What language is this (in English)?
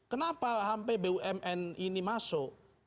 Indonesian